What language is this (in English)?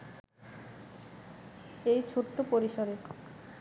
Bangla